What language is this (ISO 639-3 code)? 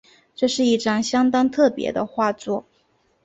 zho